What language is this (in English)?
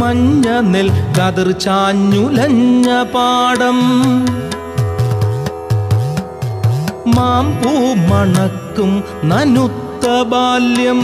Malayalam